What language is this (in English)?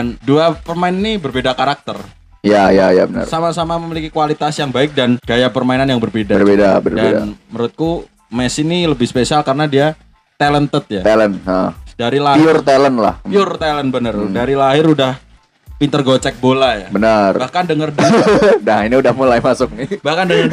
Indonesian